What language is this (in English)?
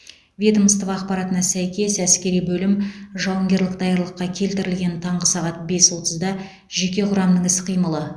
Kazakh